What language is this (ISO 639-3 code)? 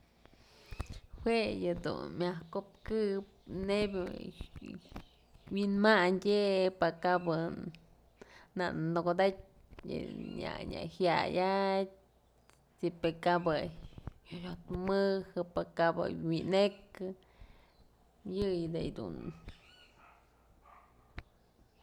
mzl